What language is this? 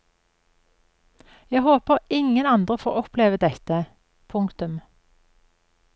Norwegian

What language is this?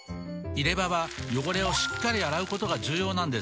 Japanese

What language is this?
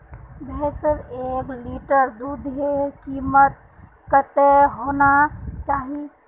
Magahi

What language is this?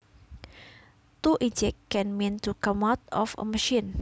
Javanese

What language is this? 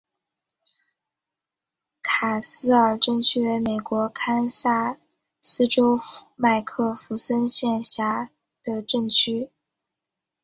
Chinese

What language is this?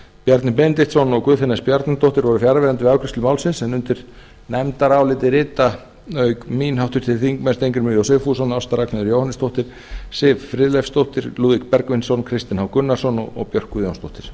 Icelandic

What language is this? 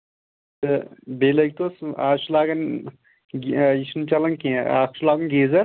Kashmiri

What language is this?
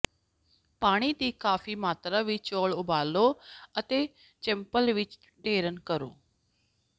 Punjabi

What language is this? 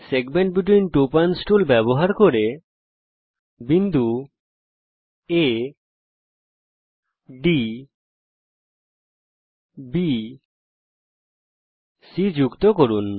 Bangla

